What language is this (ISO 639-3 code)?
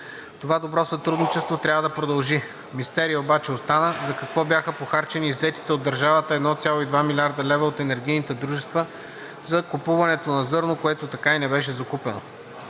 bul